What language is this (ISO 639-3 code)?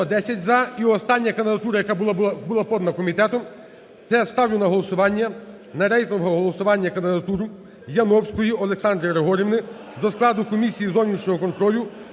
ukr